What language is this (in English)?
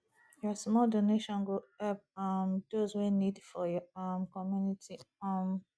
Nigerian Pidgin